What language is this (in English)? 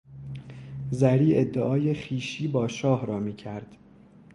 Persian